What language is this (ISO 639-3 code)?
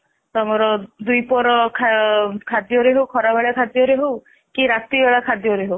ori